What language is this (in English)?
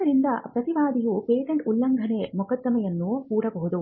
Kannada